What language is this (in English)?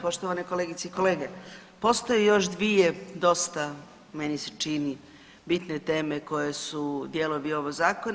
Croatian